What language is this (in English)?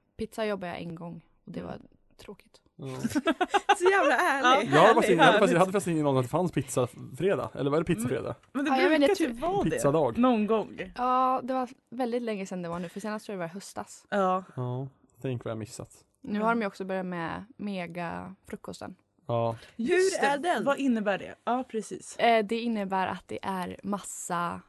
Swedish